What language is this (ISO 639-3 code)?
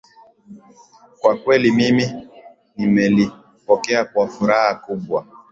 swa